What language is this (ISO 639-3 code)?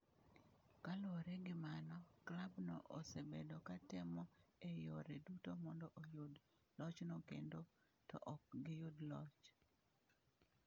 luo